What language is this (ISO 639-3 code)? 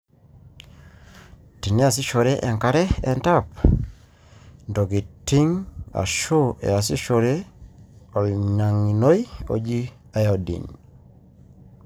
mas